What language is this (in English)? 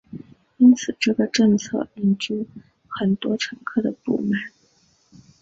Chinese